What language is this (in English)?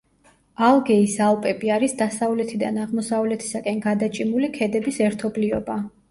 Georgian